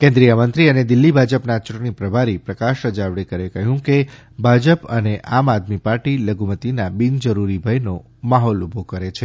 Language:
Gujarati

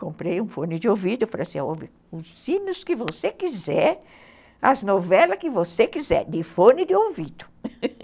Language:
Portuguese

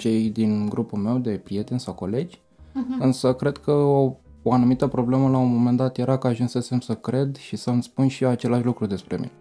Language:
Romanian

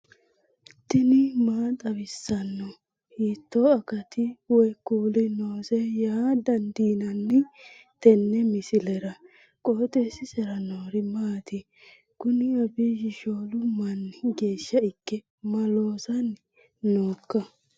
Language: Sidamo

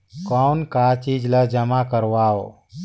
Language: Chhattisgarhi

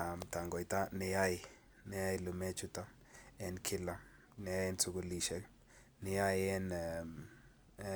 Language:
Kalenjin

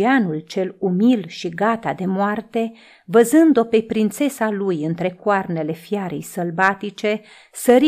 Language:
Romanian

